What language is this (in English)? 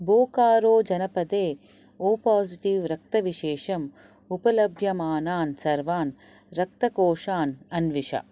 Sanskrit